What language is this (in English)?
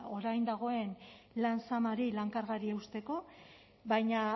Basque